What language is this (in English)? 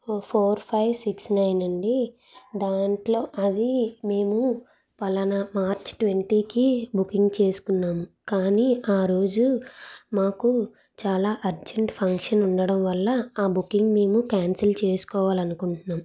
Telugu